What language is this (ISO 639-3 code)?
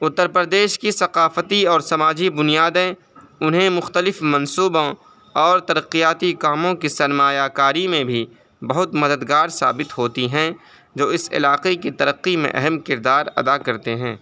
urd